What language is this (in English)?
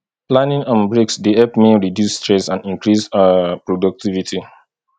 Nigerian Pidgin